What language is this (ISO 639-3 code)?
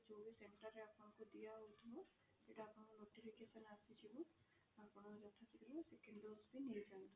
ori